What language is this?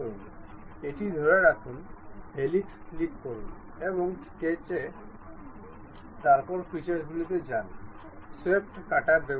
Bangla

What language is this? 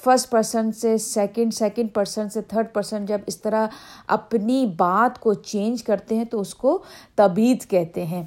Urdu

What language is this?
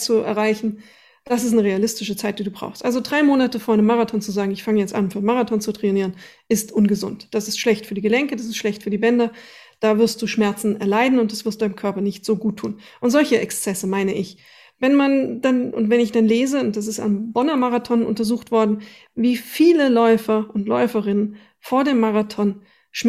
German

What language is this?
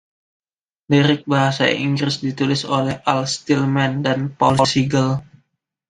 Indonesian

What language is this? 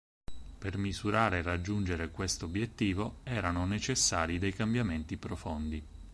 Italian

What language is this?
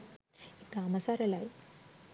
Sinhala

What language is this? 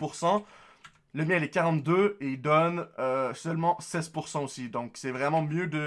French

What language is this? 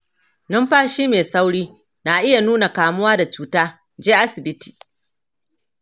Hausa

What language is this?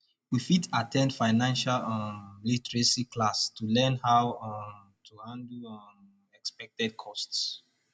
Nigerian Pidgin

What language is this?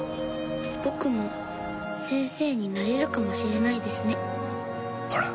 Japanese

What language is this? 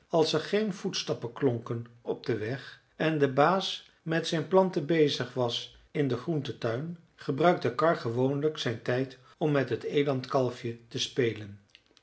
Dutch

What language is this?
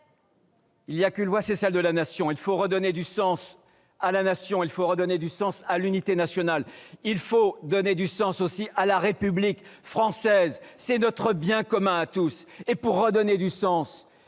French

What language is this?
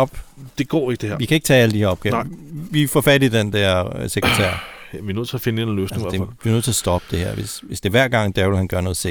Danish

